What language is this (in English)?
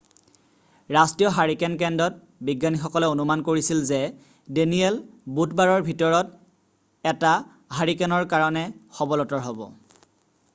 Assamese